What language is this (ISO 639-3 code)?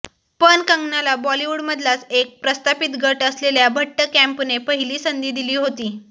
mar